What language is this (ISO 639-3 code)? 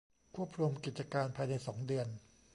tha